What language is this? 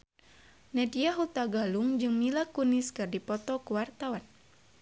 Sundanese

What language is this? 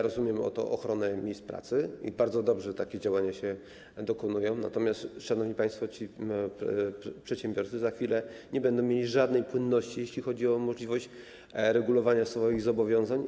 Polish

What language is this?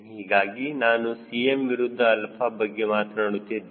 Kannada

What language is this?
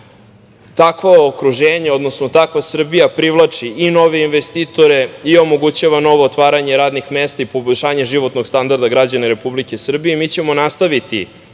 Serbian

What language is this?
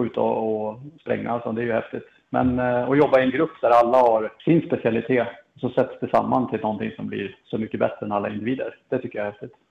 Swedish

